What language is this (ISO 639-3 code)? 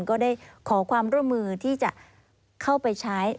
tha